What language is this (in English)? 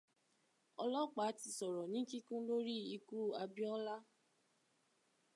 Yoruba